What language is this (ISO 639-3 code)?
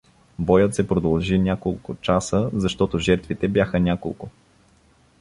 bul